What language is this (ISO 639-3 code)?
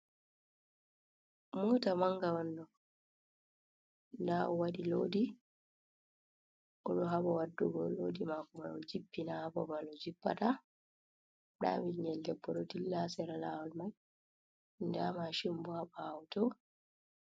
ful